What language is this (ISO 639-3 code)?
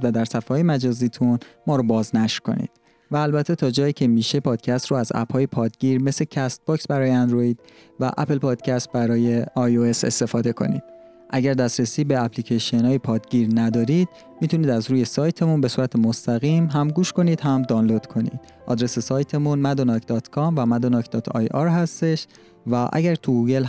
fas